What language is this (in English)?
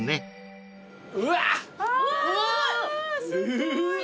Japanese